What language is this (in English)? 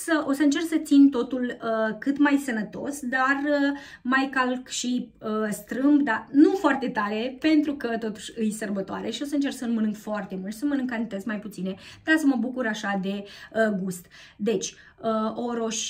Romanian